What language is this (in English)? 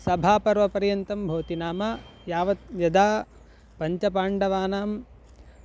Sanskrit